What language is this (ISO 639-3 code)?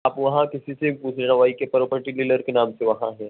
urd